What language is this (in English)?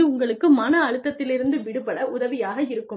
Tamil